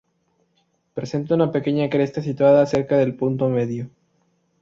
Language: Spanish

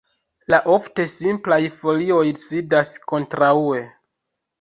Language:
Esperanto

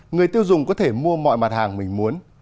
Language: Vietnamese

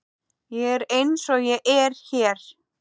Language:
Icelandic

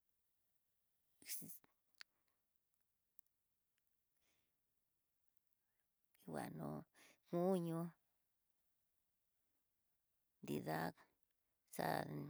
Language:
Tidaá Mixtec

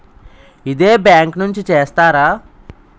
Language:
Telugu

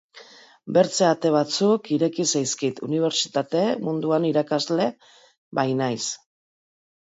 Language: Basque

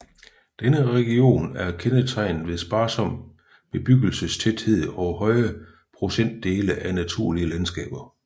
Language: Danish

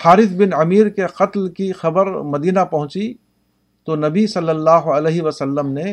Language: Urdu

